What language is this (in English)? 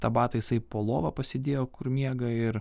Lithuanian